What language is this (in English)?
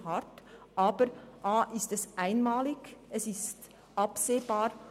Swiss German